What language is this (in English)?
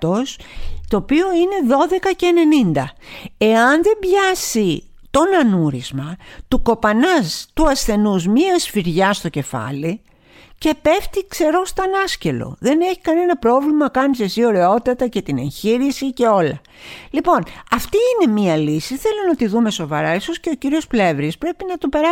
Greek